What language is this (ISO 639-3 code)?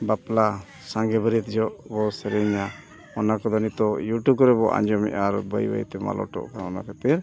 sat